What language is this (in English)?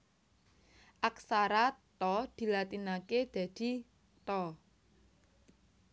Javanese